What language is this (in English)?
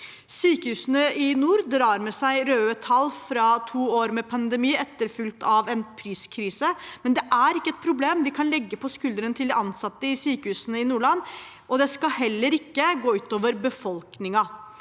Norwegian